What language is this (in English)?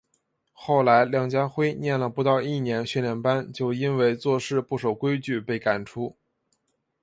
Chinese